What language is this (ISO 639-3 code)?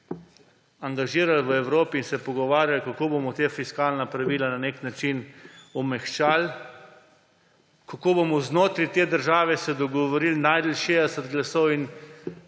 slv